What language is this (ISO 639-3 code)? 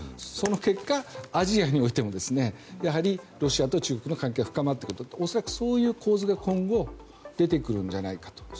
jpn